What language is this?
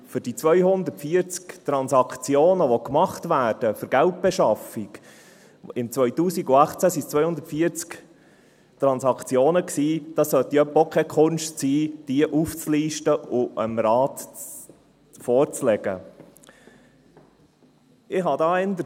Swiss German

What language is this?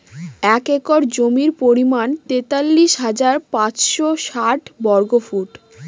Bangla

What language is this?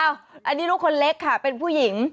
Thai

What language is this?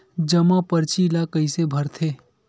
Chhattisgarhi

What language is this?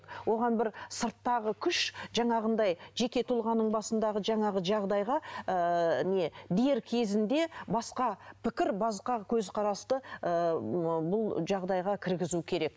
Kazakh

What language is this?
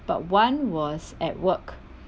English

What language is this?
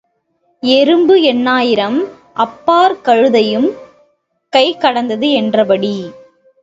Tamil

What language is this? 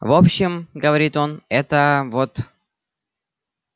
Russian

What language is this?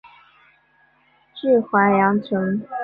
Chinese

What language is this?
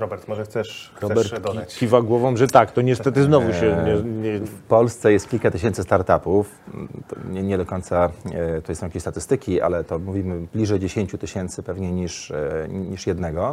Polish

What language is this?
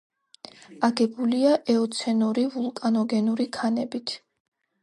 Georgian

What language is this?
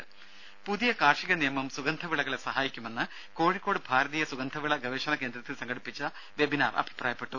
Malayalam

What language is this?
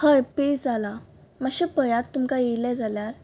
Konkani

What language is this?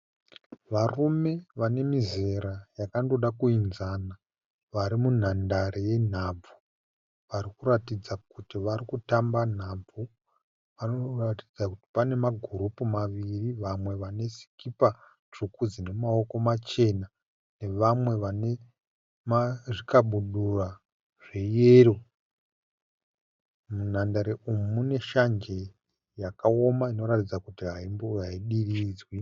Shona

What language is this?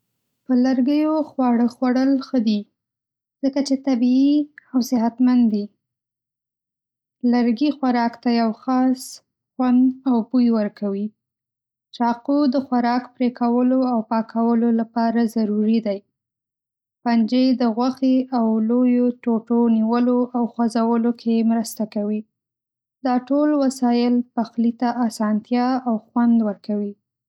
Pashto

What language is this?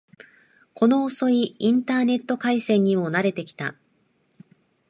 Japanese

